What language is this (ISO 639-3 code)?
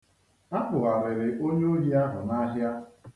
ibo